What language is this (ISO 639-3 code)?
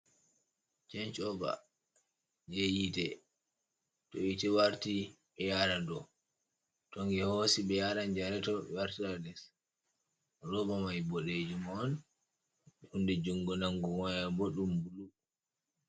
ful